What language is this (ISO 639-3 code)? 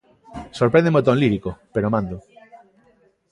glg